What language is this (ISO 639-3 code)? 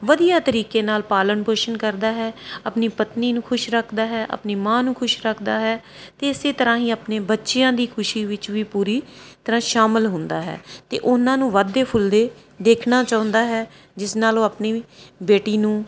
pan